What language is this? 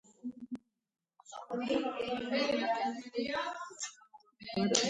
Georgian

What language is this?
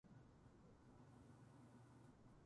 Japanese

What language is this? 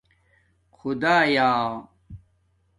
Domaaki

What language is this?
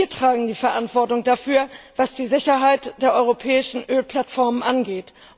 German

